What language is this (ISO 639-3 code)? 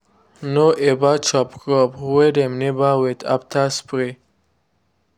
pcm